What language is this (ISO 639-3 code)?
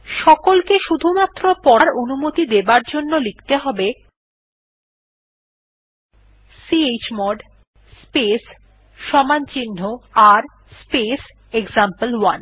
ben